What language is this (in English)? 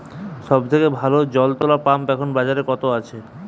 Bangla